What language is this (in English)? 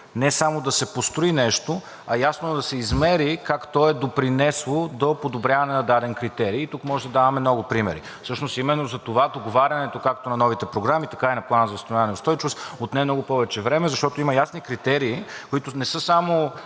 Bulgarian